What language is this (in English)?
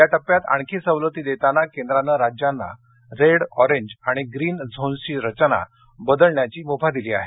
Marathi